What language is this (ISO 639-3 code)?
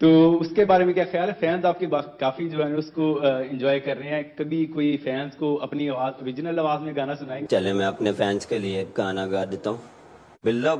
hin